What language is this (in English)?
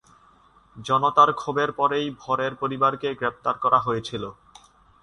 Bangla